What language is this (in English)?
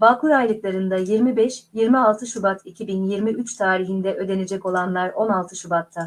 Turkish